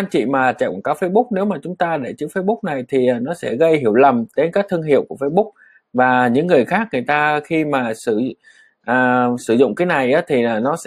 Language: Vietnamese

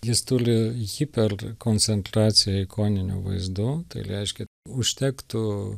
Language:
Lithuanian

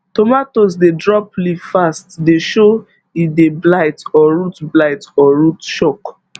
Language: Nigerian Pidgin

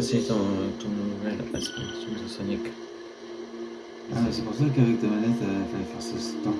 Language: French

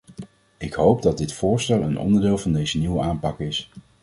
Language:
Dutch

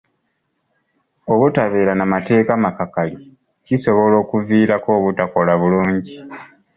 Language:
Ganda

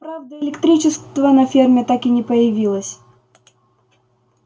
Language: Russian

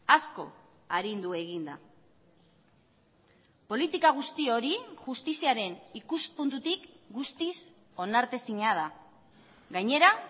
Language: Basque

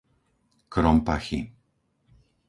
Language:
Slovak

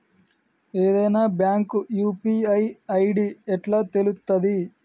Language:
Telugu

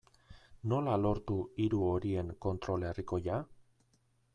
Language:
Basque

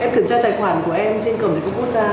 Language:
Vietnamese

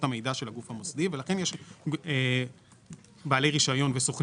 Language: Hebrew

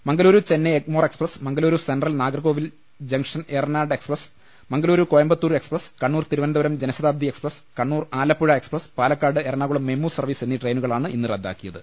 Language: Malayalam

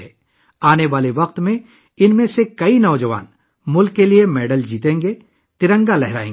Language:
Urdu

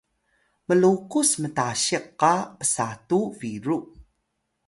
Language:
Atayal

